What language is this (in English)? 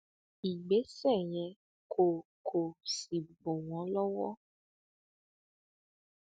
Yoruba